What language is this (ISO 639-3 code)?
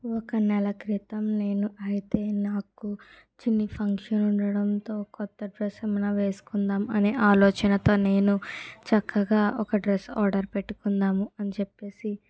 tel